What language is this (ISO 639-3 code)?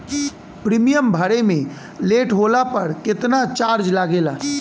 bho